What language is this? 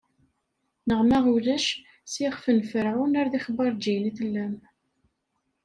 Kabyle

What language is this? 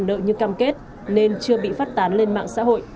Vietnamese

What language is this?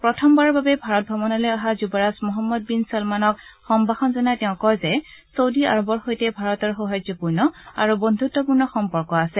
Assamese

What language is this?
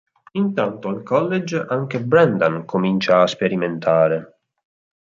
Italian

